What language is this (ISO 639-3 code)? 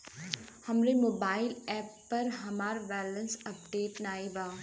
bho